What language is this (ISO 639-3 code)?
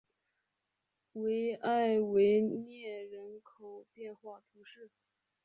zho